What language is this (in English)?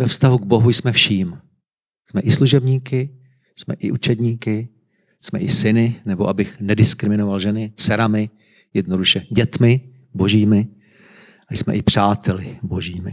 Czech